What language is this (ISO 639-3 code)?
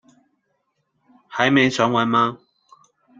zho